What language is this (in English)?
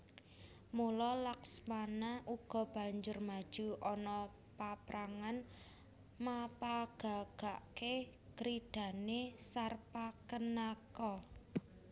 Javanese